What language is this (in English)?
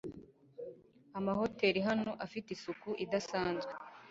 Kinyarwanda